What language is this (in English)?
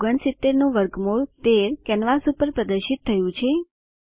Gujarati